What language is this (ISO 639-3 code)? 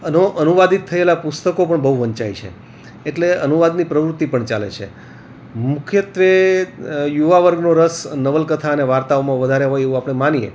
guj